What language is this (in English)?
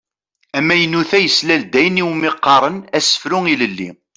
Kabyle